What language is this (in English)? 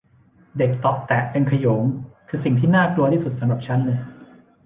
Thai